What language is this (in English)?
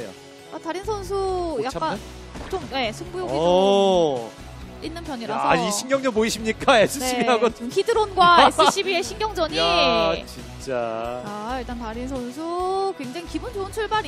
Korean